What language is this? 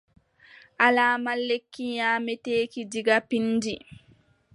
Adamawa Fulfulde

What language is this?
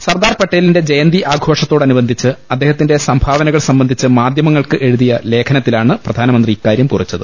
Malayalam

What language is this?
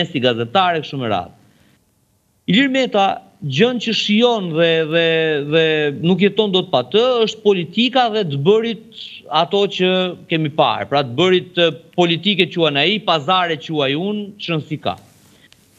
Romanian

